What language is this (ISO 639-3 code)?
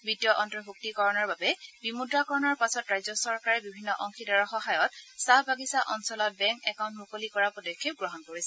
asm